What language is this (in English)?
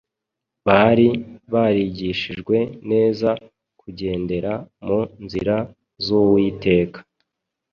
Kinyarwanda